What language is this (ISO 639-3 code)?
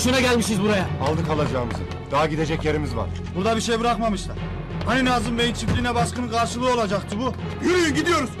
tur